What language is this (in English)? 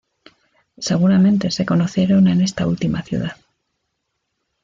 Spanish